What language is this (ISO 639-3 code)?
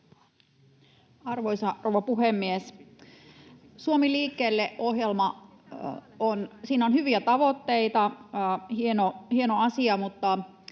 fin